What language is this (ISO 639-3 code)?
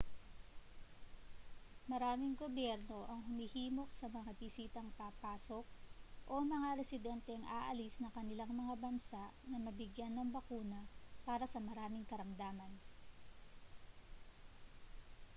fil